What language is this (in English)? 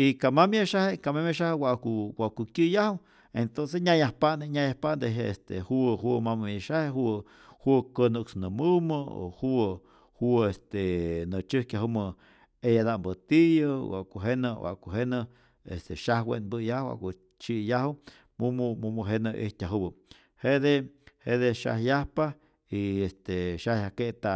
Rayón Zoque